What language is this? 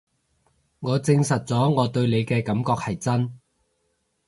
Cantonese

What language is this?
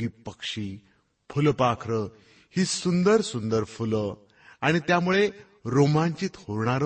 Marathi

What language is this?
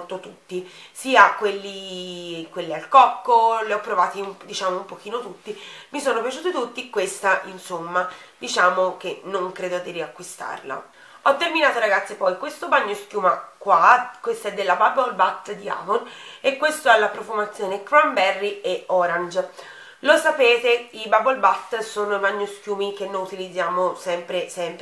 Italian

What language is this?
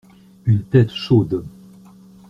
French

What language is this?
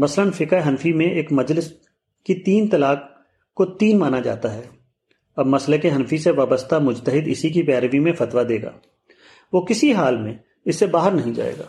Urdu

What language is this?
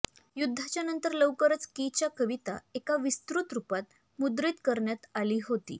Marathi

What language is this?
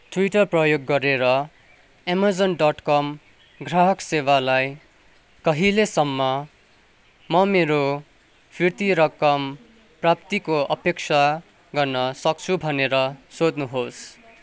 Nepali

